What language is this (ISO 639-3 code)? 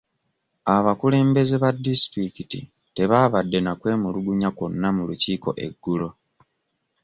lug